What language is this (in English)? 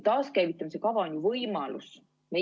Estonian